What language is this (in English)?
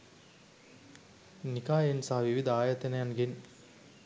Sinhala